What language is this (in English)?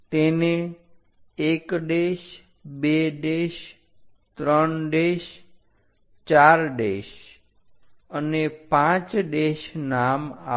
Gujarati